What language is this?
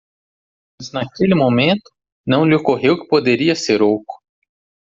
Portuguese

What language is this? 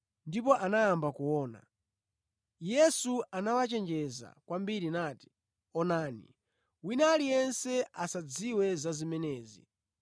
Nyanja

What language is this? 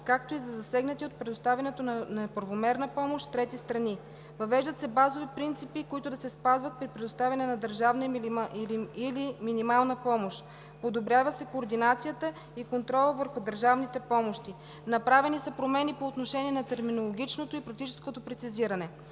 Bulgarian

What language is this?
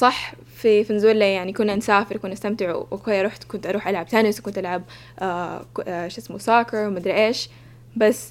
Arabic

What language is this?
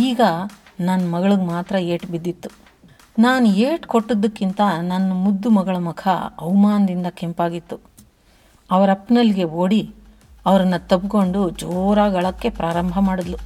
Kannada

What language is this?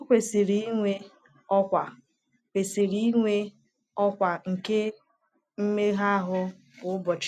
Igbo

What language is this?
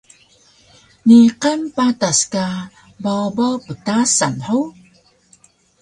Taroko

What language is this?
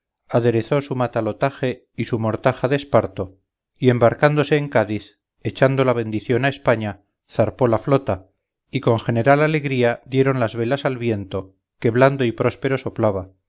Spanish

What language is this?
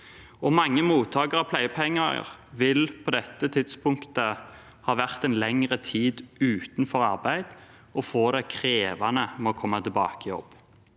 Norwegian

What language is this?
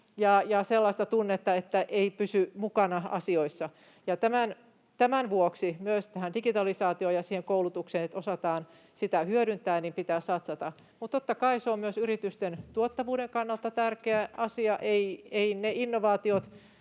Finnish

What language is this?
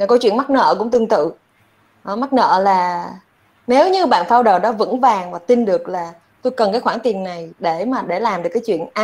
Vietnamese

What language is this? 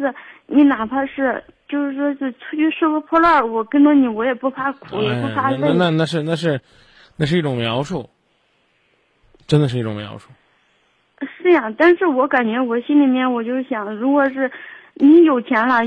Chinese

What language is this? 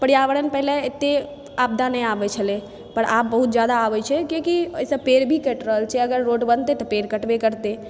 Maithili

